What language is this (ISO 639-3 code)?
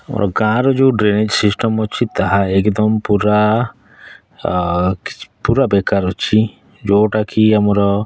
ori